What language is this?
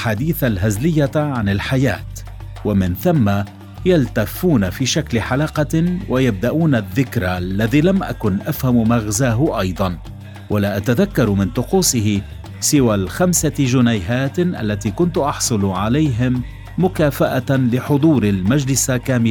Arabic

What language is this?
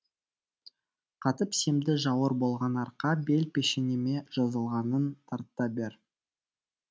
Kazakh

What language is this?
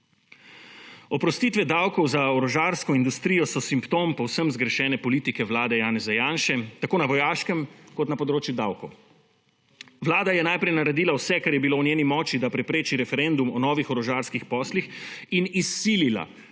Slovenian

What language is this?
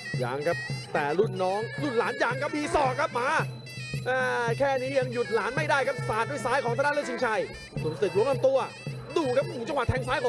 Thai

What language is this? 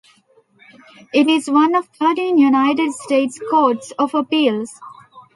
English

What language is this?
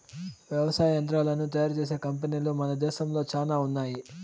Telugu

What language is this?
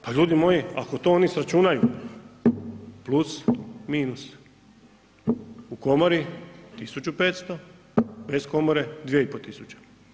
Croatian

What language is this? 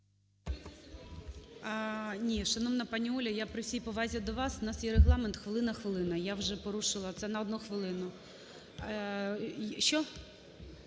Ukrainian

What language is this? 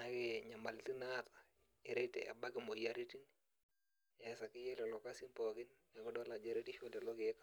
Masai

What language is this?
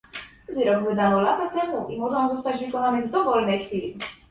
Polish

